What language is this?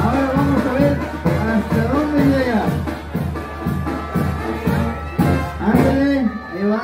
Spanish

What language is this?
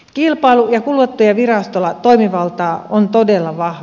Finnish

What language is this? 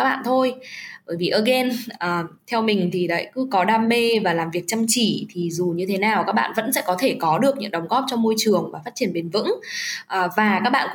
Vietnamese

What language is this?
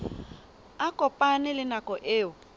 Southern Sotho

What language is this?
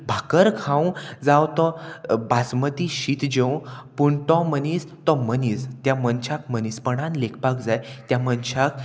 Konkani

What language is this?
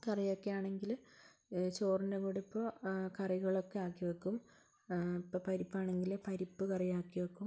Malayalam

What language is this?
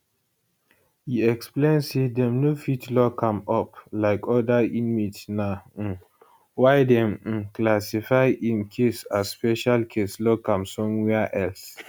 Nigerian Pidgin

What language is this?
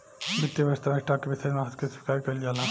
Bhojpuri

